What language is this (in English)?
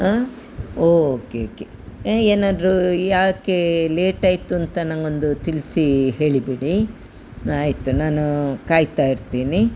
Kannada